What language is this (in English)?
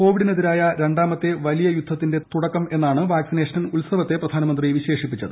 Malayalam